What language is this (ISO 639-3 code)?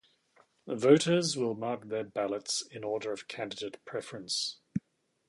eng